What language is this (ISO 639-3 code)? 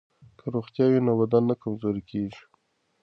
pus